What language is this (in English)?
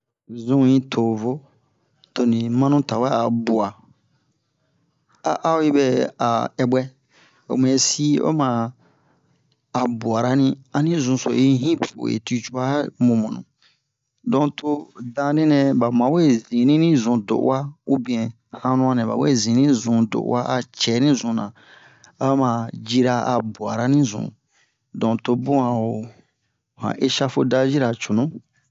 Bomu